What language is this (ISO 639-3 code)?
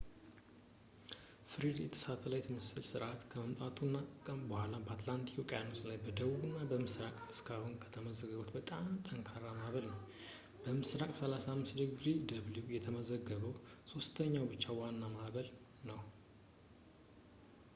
amh